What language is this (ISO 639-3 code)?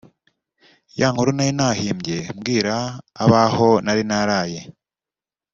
kin